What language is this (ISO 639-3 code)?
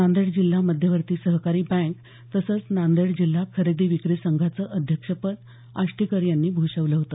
mar